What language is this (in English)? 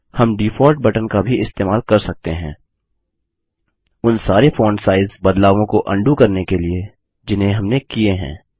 Hindi